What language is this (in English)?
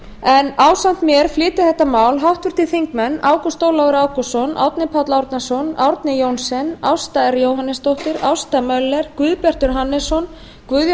Icelandic